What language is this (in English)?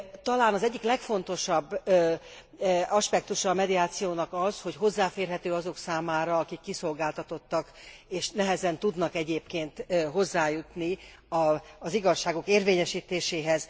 Hungarian